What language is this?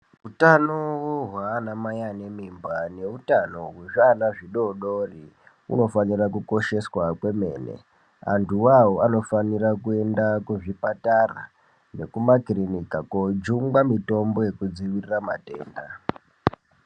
Ndau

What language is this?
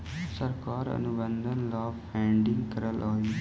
Magahi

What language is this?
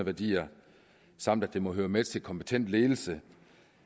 Danish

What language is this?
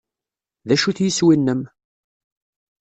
Kabyle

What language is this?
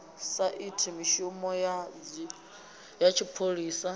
Venda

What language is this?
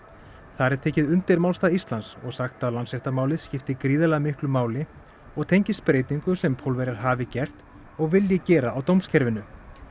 Icelandic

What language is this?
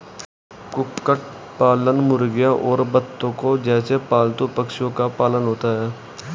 Hindi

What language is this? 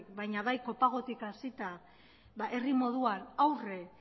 Basque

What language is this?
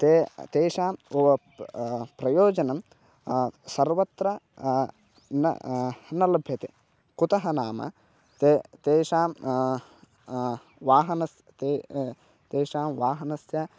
Sanskrit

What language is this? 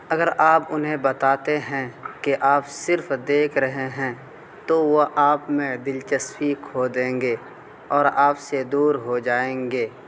Urdu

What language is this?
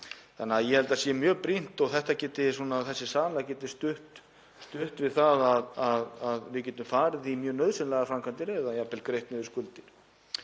Icelandic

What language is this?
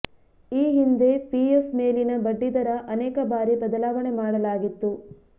Kannada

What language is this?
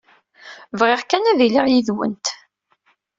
Kabyle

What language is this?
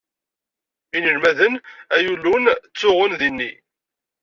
Kabyle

